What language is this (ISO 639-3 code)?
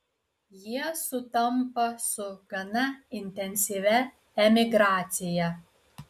lit